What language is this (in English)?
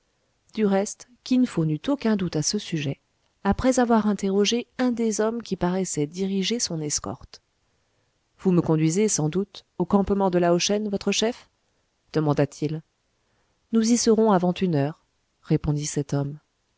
French